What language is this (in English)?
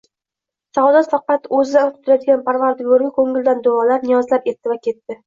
Uzbek